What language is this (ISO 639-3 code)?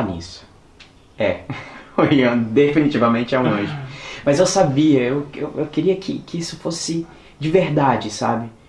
por